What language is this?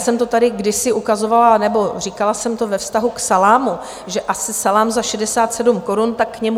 Czech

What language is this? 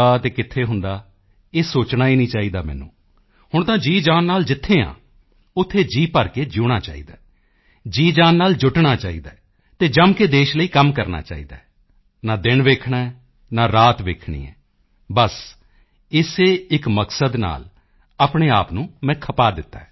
Punjabi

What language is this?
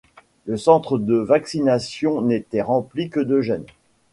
French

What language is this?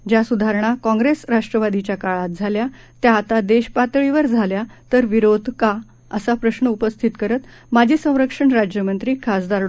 Marathi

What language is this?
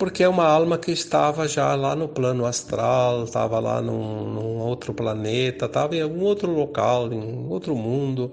Portuguese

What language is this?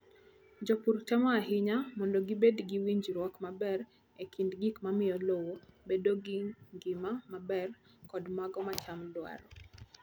Luo (Kenya and Tanzania)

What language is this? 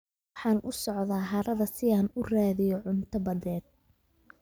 Somali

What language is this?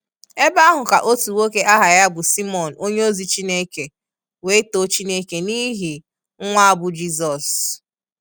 Igbo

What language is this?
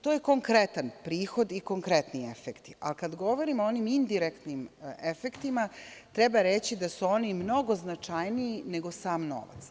Serbian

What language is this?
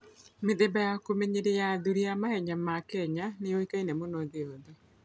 Kikuyu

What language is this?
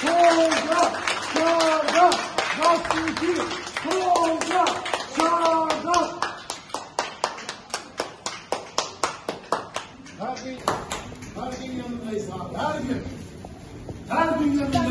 Turkish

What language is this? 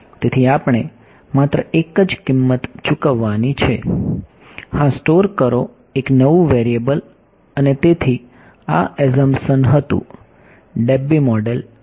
Gujarati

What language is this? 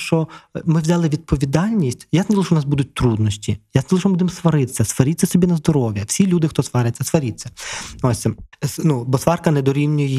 Ukrainian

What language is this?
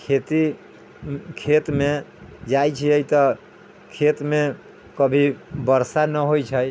Maithili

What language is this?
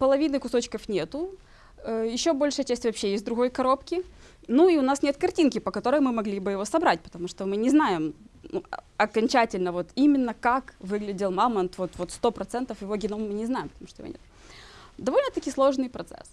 Russian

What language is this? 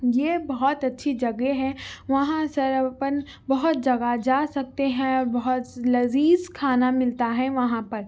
Urdu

